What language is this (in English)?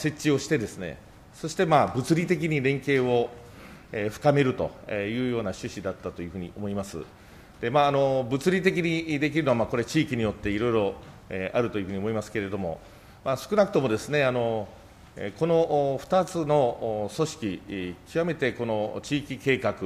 Japanese